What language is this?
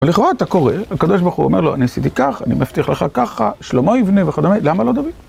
Hebrew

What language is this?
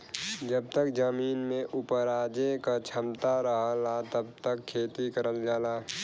Bhojpuri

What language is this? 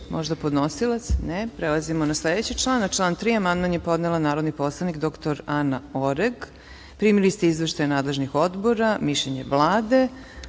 Serbian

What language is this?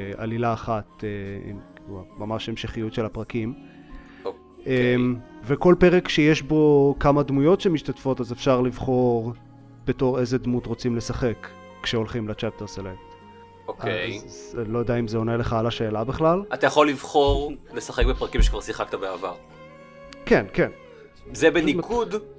Hebrew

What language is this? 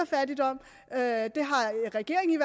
Danish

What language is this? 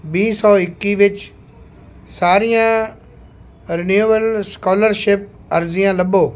Punjabi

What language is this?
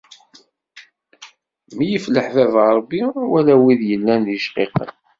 Kabyle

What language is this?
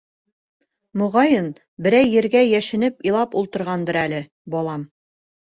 Bashkir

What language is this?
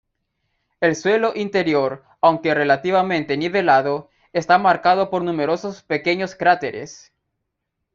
Spanish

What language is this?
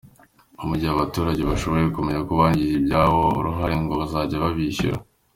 Kinyarwanda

